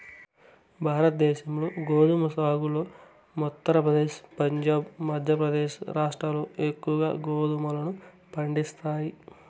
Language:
Telugu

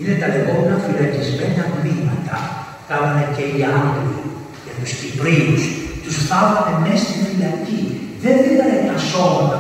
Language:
Greek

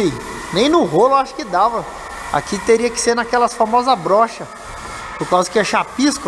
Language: Portuguese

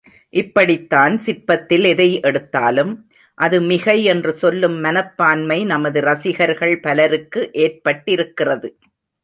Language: Tamil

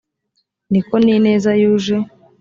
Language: Kinyarwanda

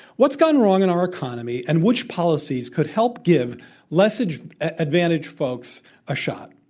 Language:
English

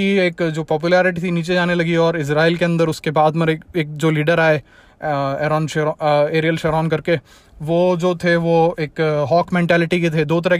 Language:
Hindi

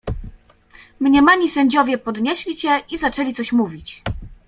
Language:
Polish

